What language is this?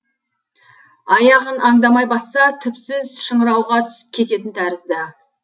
Kazakh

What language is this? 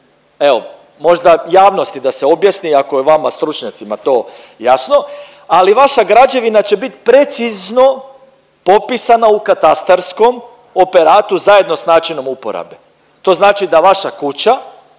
Croatian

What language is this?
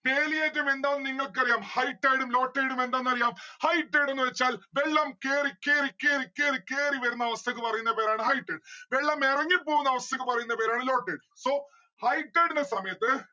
Malayalam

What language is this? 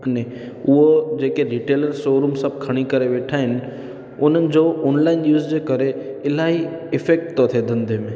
Sindhi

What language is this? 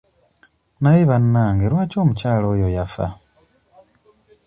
Ganda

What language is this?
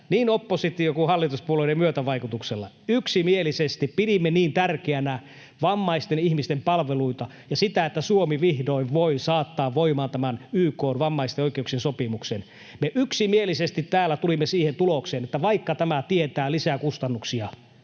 Finnish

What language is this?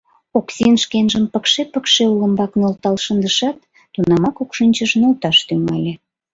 Mari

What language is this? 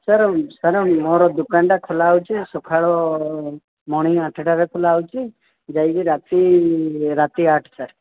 Odia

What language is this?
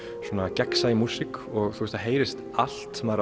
Icelandic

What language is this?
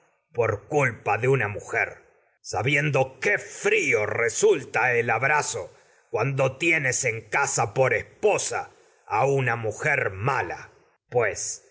Spanish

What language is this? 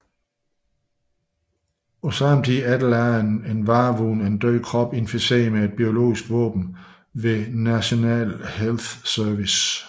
Danish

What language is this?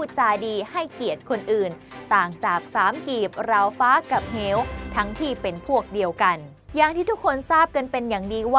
Thai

